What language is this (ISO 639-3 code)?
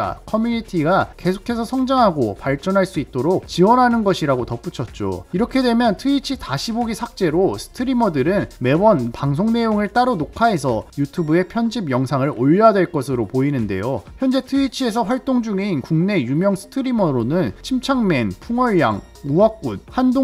kor